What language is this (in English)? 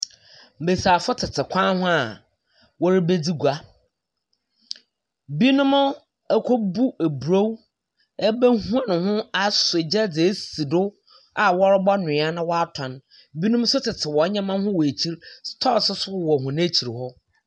Akan